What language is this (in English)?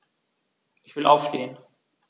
German